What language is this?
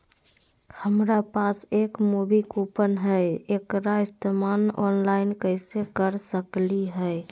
Magahi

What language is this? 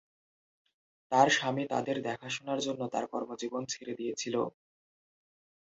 Bangla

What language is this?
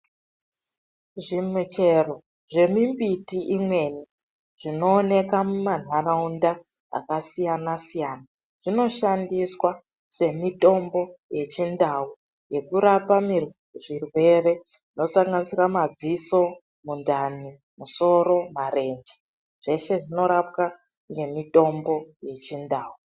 Ndau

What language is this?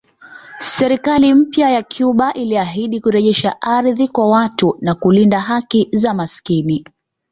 Swahili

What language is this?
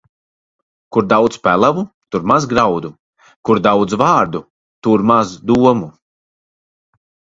Latvian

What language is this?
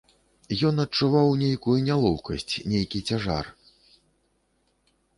Belarusian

